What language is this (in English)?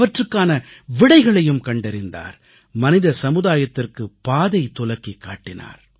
Tamil